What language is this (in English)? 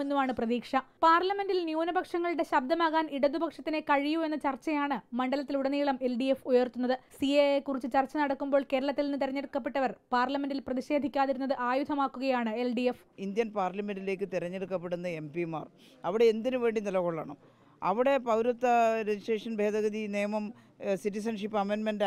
Malayalam